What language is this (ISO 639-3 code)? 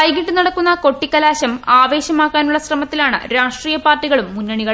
mal